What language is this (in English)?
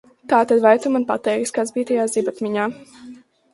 Latvian